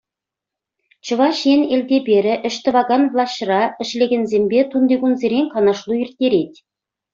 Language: Chuvash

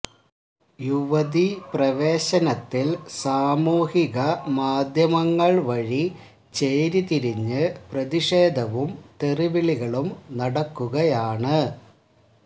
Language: Malayalam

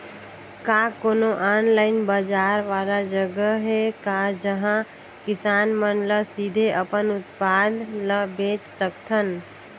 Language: Chhattisgarhi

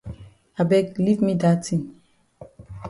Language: Cameroon Pidgin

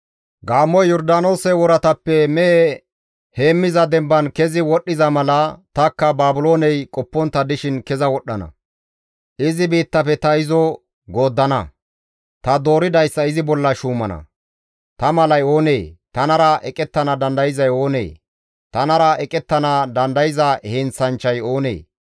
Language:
Gamo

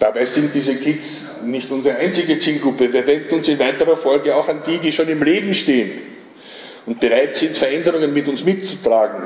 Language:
German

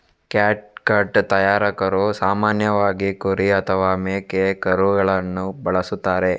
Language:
Kannada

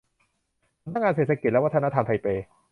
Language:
Thai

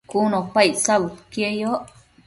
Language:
Matsés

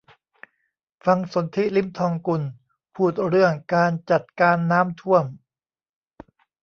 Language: Thai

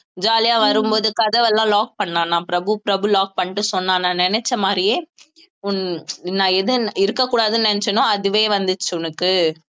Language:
Tamil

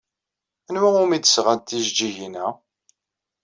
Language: Kabyle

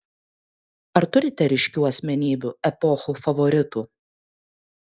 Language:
Lithuanian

